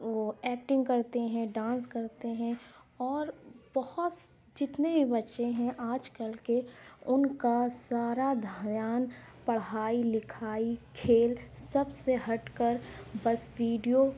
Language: Urdu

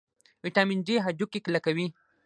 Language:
Pashto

